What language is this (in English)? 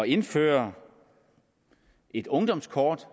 Danish